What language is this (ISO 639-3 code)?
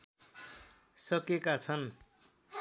nep